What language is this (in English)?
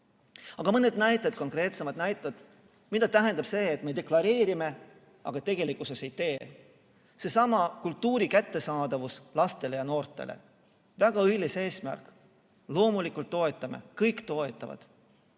Estonian